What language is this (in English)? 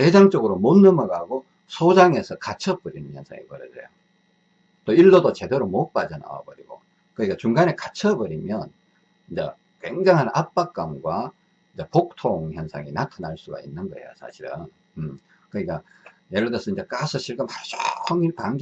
Korean